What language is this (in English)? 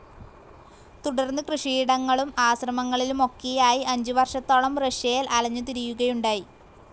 Malayalam